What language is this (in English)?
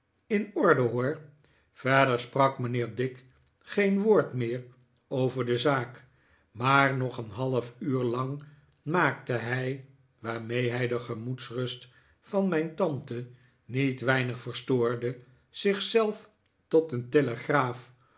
Dutch